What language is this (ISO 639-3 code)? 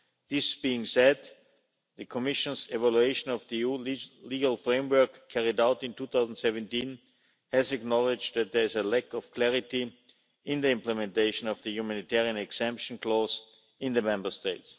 eng